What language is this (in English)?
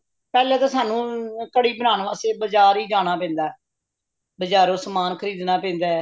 Punjabi